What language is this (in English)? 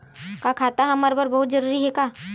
Chhattisgarhi